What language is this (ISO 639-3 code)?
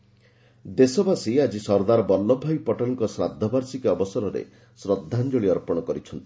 ori